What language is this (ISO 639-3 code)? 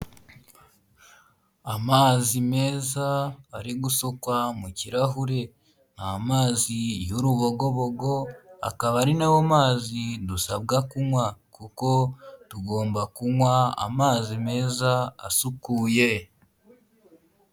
kin